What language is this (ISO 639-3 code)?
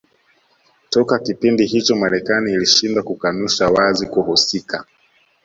swa